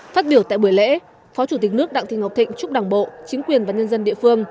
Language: Vietnamese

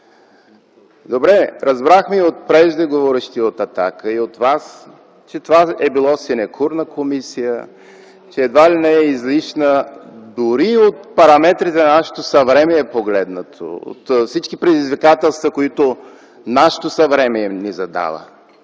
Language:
Bulgarian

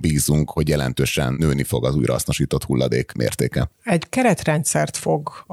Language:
Hungarian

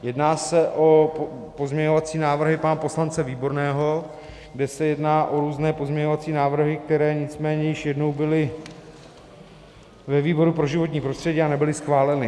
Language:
Czech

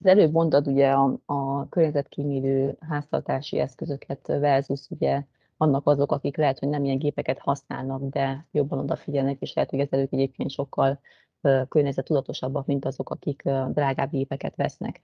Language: Hungarian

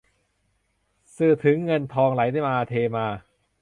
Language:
Thai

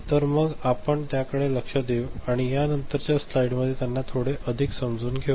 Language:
Marathi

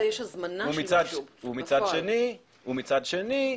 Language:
Hebrew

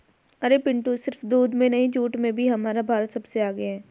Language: Hindi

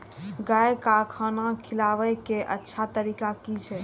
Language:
Maithili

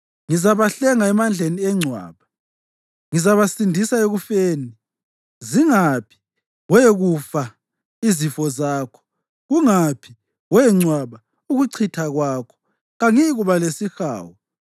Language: North Ndebele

